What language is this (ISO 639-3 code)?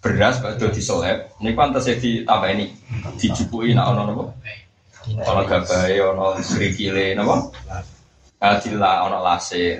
msa